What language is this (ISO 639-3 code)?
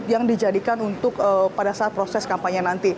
ind